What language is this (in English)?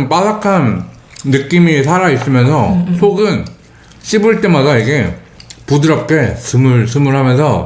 Korean